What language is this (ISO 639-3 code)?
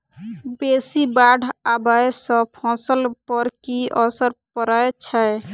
mai